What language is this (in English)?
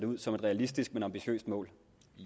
Danish